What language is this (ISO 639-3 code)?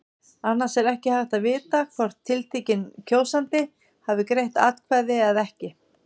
isl